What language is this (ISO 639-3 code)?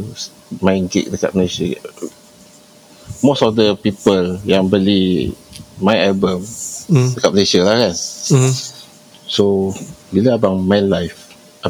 msa